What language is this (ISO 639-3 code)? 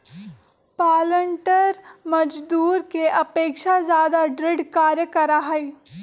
mag